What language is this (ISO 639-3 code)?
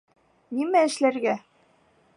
bak